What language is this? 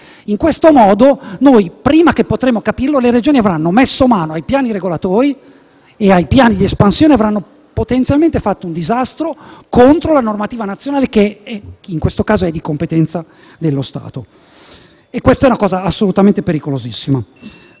Italian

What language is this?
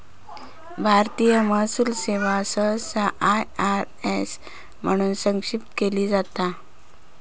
Marathi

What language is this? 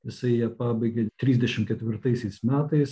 Lithuanian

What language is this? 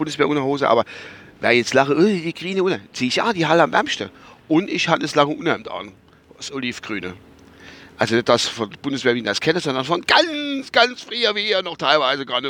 German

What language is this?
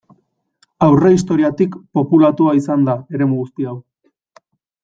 Basque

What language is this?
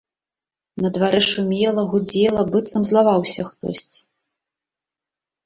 Belarusian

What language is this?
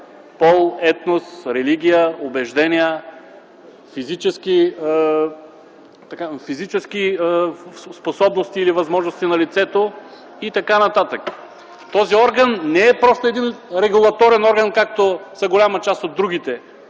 Bulgarian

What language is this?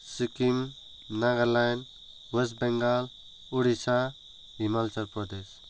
Nepali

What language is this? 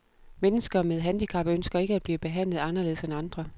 Danish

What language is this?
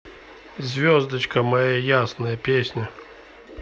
Russian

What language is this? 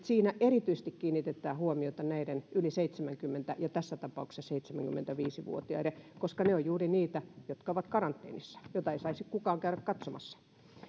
Finnish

